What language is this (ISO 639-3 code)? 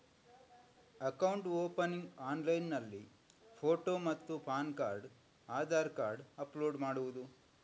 kan